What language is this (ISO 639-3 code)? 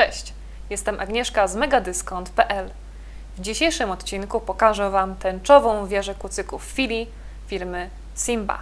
pol